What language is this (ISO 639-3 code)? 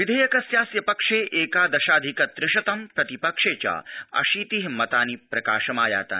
san